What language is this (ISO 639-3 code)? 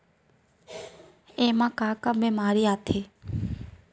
hne